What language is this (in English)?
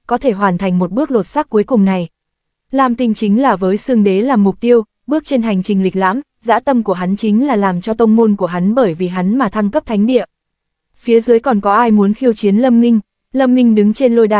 Vietnamese